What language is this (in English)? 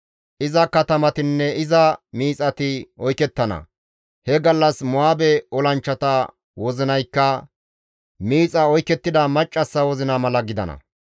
Gamo